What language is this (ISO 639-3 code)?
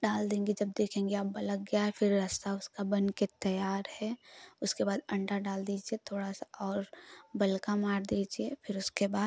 hin